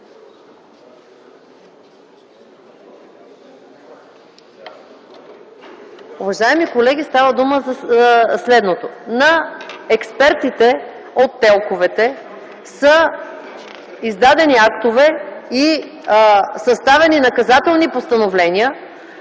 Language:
Bulgarian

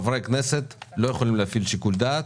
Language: Hebrew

